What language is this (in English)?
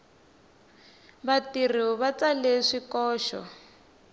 Tsonga